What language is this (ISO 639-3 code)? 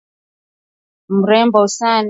swa